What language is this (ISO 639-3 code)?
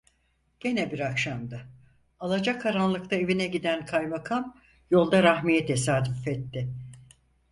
tur